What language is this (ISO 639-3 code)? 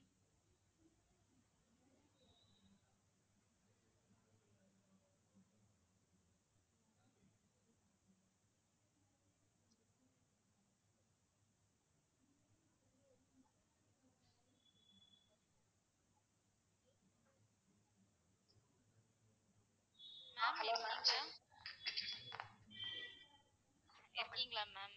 tam